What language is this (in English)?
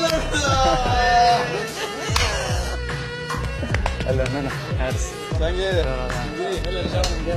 Romanian